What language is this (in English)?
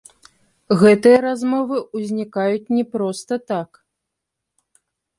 Belarusian